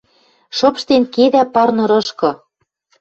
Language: Western Mari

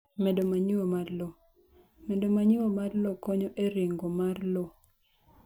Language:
Luo (Kenya and Tanzania)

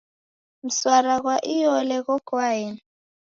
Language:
Taita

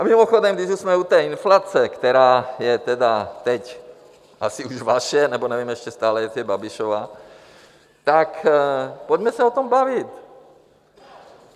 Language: Czech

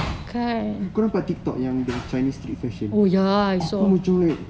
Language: English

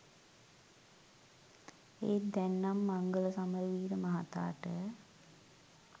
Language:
Sinhala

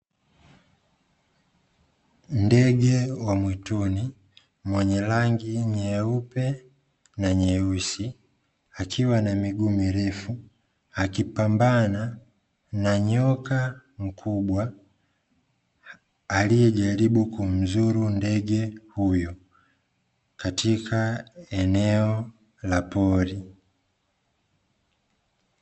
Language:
Swahili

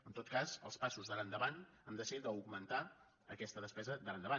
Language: Catalan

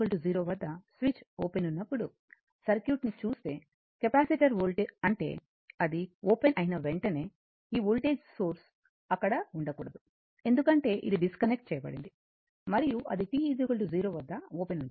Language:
Telugu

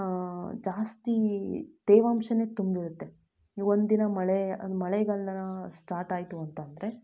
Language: Kannada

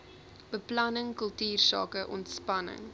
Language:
Afrikaans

